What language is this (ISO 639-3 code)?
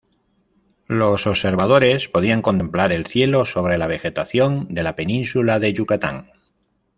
spa